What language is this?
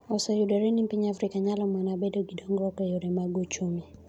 Luo (Kenya and Tanzania)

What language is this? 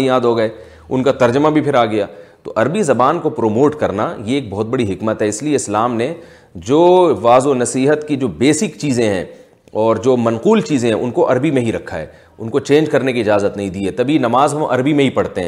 Urdu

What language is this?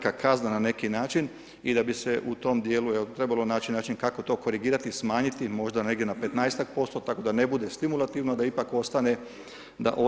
Croatian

